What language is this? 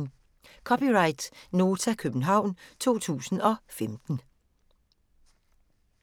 Danish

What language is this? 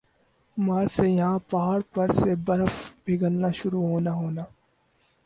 Urdu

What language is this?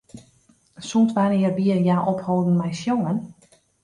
Western Frisian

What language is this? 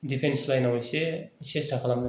Bodo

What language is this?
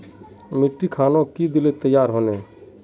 Magahi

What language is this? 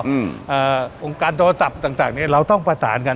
Thai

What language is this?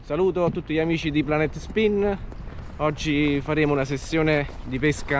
Italian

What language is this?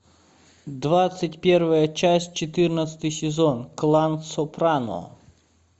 Russian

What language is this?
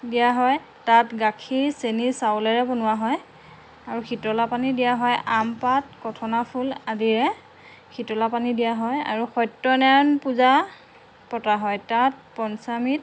Assamese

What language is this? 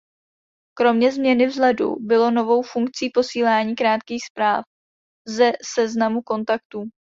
Czech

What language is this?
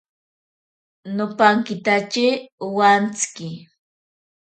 Ashéninka Perené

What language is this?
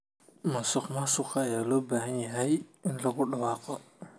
Somali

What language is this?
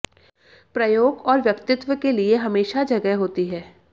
Hindi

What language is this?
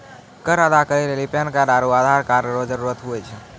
Maithili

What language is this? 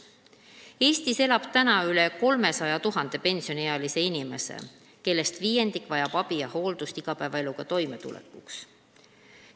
Estonian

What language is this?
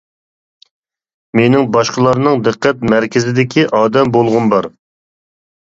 Uyghur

